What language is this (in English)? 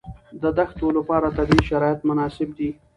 Pashto